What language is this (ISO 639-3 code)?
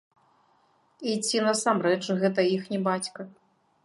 bel